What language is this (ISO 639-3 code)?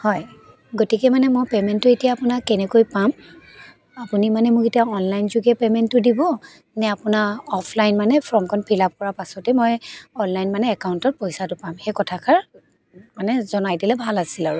asm